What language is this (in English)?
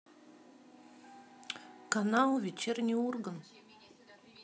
Russian